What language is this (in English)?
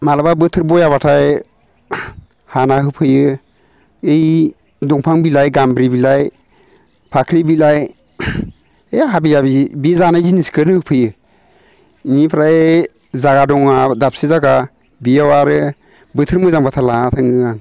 Bodo